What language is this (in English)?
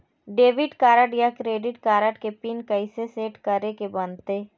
Chhattisgarhi